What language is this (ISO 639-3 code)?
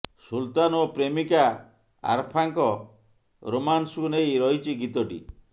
ori